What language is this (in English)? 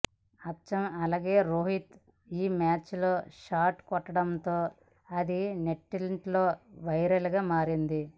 Telugu